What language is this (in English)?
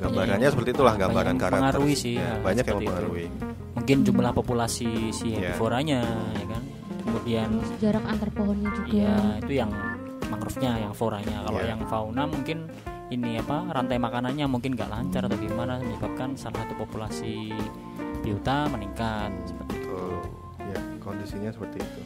Indonesian